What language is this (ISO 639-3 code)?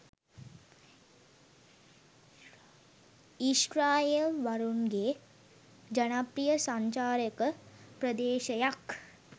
sin